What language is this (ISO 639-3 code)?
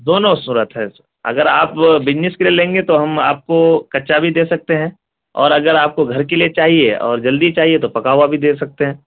urd